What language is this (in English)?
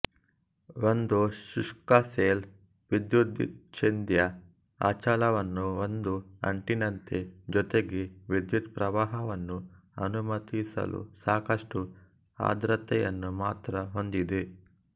Kannada